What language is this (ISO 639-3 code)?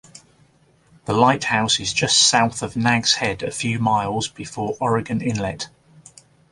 eng